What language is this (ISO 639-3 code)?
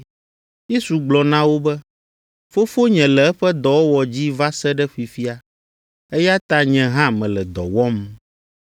ewe